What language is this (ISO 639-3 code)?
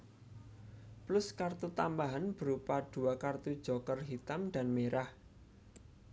jav